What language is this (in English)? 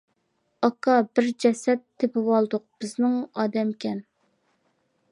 Uyghur